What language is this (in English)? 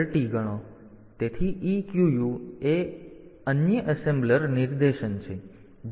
Gujarati